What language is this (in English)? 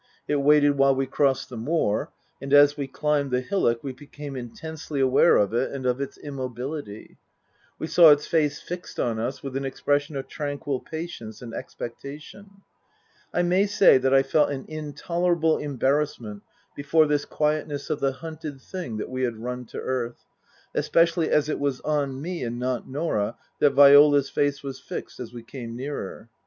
English